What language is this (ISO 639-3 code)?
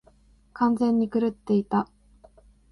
jpn